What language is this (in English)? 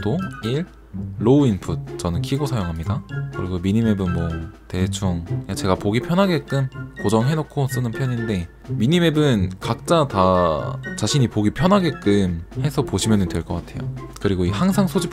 Korean